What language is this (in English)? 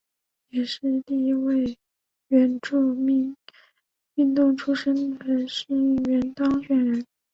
Chinese